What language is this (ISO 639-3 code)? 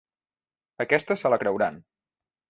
cat